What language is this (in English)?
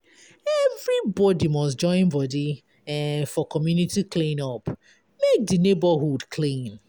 Nigerian Pidgin